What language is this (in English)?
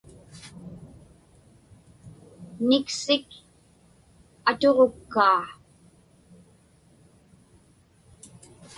Inupiaq